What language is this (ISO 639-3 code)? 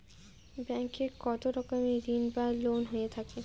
ben